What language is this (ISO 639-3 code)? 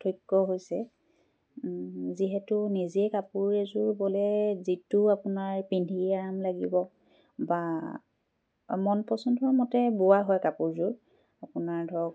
asm